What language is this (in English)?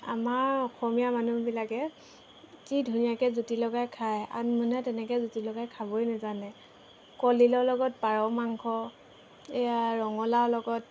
Assamese